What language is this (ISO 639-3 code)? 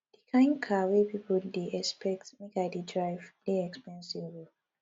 pcm